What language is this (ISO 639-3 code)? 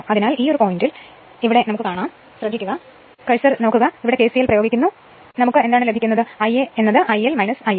mal